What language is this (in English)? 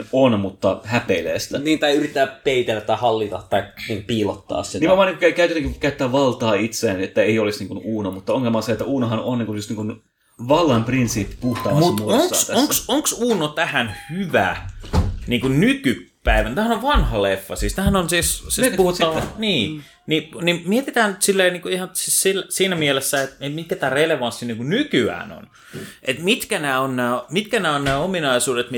Finnish